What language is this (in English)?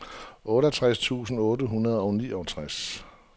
Danish